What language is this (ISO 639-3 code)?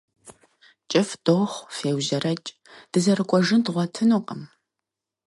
kbd